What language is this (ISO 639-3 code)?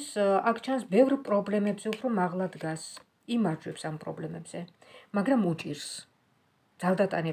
ron